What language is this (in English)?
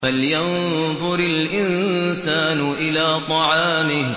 Arabic